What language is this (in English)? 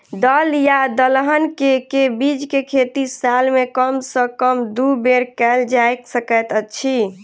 Maithili